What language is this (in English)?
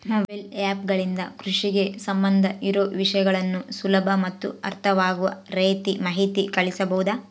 Kannada